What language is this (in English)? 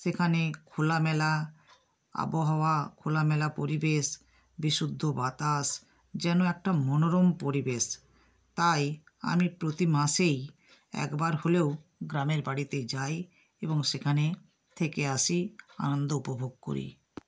Bangla